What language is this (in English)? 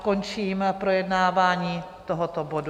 Czech